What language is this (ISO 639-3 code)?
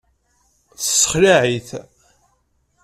kab